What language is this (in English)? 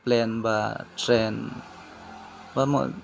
Bodo